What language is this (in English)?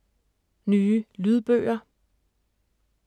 Danish